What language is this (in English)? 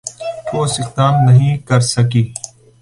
Urdu